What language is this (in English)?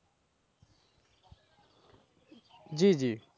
Bangla